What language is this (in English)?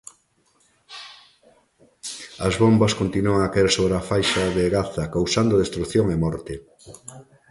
Galician